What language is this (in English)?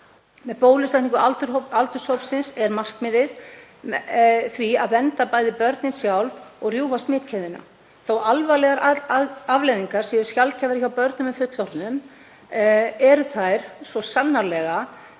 Icelandic